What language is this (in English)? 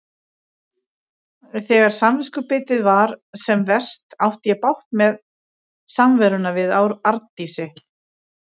Icelandic